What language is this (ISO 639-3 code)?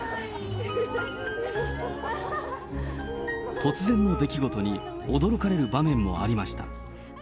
jpn